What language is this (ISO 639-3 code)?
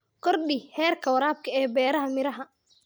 som